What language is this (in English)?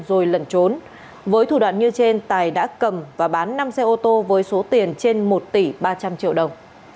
Vietnamese